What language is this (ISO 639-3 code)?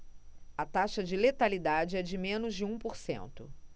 por